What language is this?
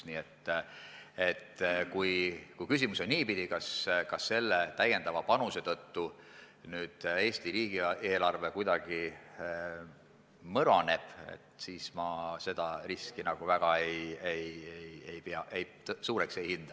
Estonian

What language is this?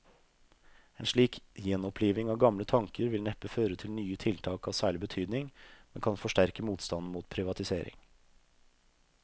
Norwegian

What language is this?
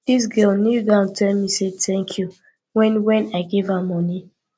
Nigerian Pidgin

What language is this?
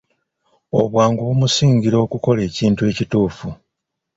Ganda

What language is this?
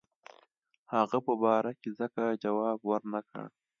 Pashto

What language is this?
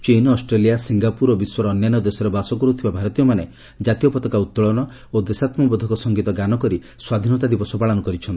Odia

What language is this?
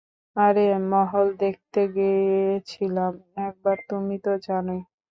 Bangla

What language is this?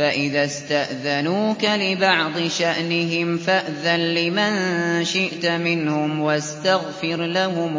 Arabic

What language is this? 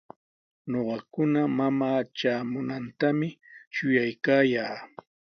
Sihuas Ancash Quechua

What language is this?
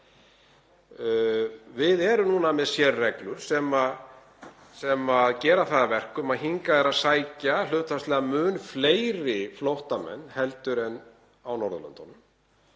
Icelandic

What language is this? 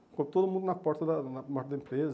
Portuguese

